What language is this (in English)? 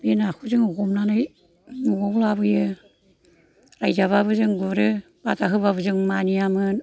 Bodo